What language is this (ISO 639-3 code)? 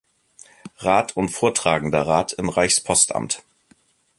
deu